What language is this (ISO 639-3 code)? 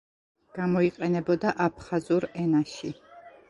kat